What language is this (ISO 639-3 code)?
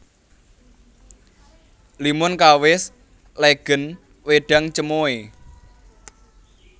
jav